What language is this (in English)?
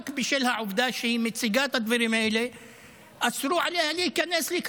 Hebrew